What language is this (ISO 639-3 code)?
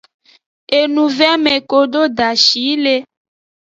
ajg